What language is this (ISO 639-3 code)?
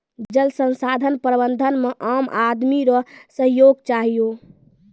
mai